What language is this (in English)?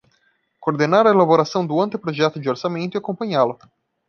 Portuguese